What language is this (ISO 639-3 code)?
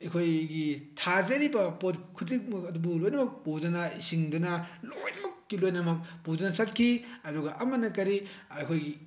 mni